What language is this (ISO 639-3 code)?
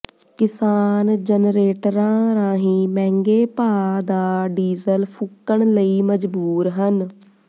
pan